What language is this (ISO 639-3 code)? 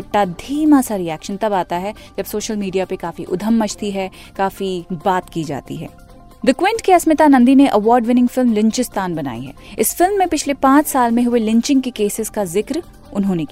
hin